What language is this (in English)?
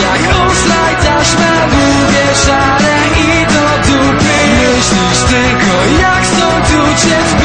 Polish